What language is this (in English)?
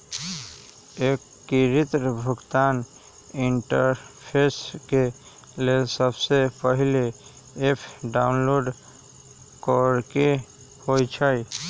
Magahi